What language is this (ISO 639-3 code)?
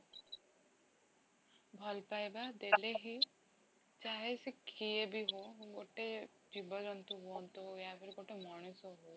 ori